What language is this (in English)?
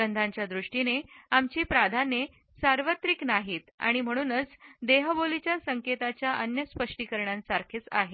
Marathi